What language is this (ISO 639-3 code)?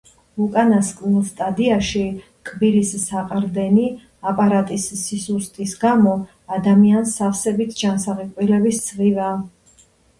kat